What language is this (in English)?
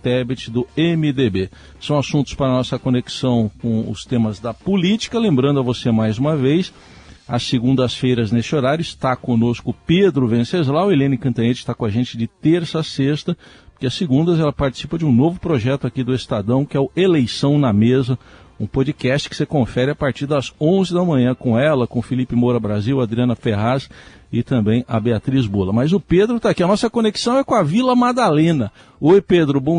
Portuguese